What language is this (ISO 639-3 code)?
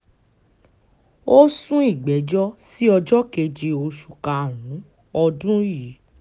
yor